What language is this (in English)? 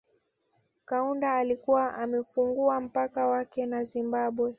Swahili